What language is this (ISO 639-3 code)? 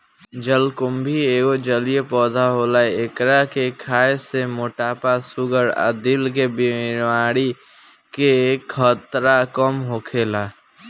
bho